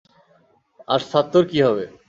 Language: Bangla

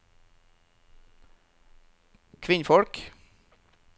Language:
Norwegian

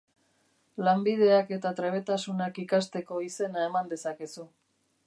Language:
Basque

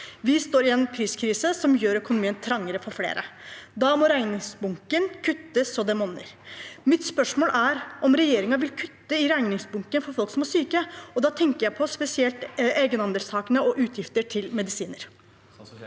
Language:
Norwegian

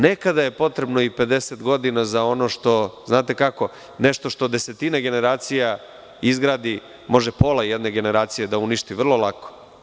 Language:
Serbian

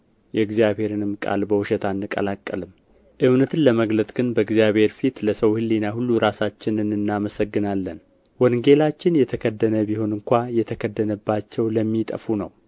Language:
Amharic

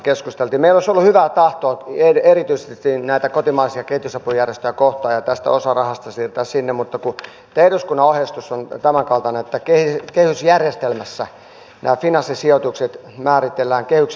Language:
Finnish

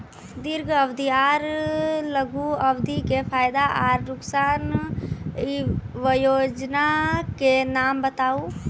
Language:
Maithili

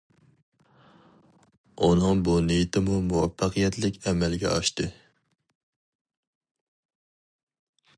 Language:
Uyghur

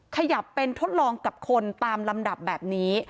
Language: Thai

